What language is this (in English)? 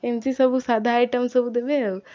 Odia